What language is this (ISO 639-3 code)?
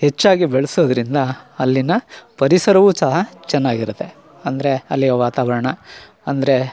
kan